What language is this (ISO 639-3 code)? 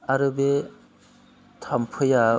brx